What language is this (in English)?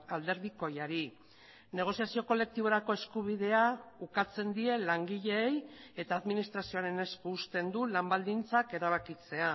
Basque